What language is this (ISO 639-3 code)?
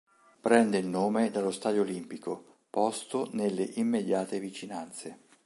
ita